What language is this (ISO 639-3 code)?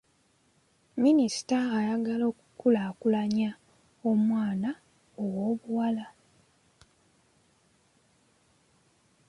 lug